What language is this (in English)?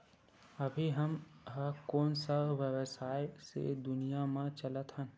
Chhattisgarhi